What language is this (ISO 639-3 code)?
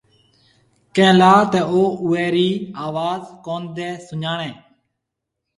sbn